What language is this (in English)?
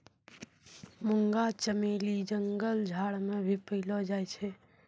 Maithili